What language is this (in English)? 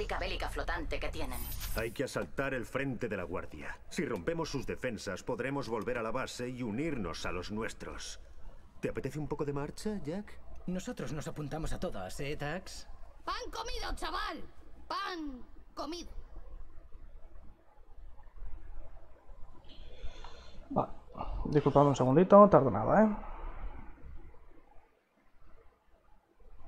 Spanish